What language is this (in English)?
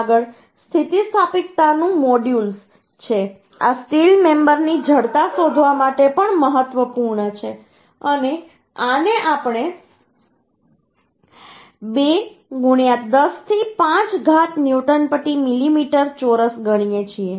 Gujarati